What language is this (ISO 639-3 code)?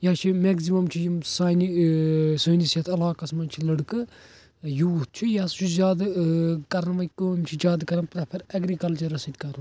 kas